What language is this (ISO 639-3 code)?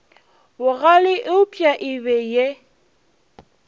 nso